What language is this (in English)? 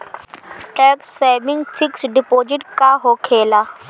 Bhojpuri